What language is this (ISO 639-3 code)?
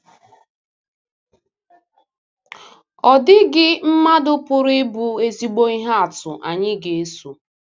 ibo